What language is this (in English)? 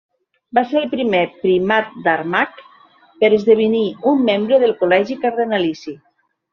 Catalan